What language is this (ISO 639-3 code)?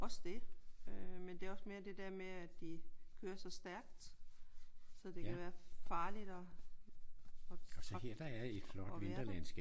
dan